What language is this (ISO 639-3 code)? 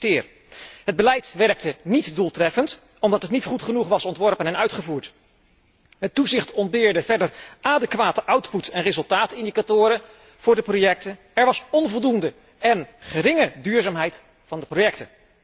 nld